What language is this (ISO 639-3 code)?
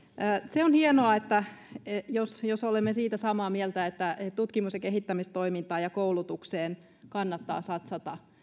fin